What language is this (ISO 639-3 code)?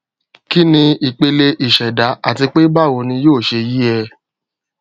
yor